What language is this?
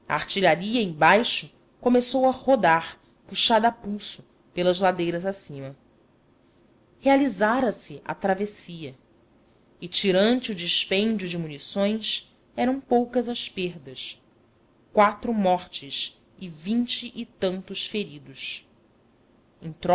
Portuguese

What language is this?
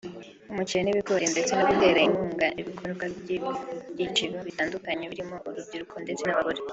Kinyarwanda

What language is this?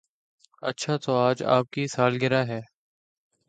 Urdu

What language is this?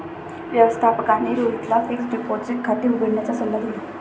Marathi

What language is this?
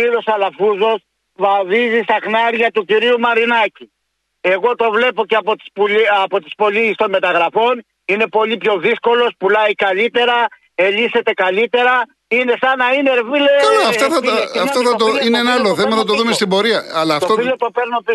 Greek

